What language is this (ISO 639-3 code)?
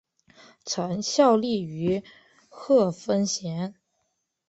zho